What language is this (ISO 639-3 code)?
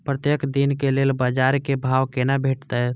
mai